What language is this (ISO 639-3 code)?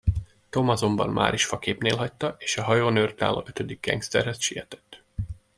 hun